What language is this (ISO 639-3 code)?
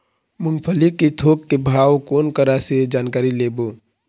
hne